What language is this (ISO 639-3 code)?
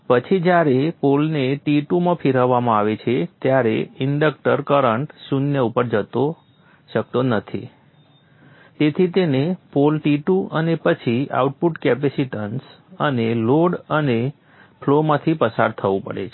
guj